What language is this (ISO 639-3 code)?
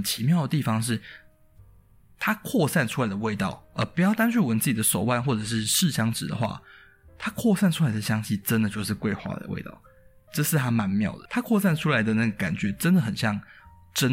zho